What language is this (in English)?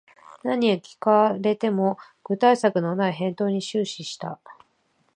Japanese